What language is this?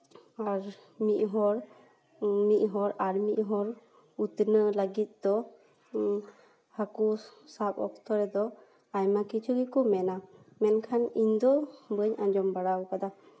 Santali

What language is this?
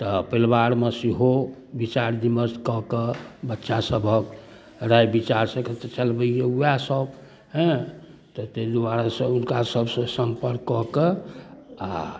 Maithili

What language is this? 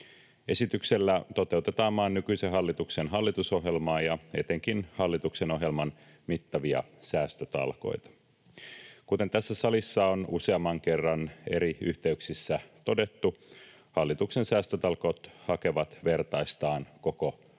Finnish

